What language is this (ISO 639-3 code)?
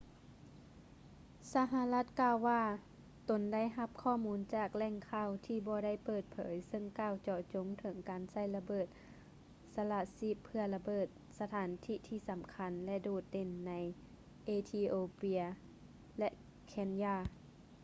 lao